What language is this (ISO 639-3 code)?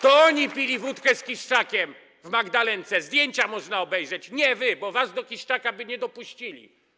pol